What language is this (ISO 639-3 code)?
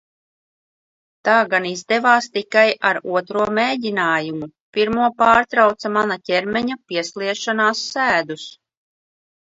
lav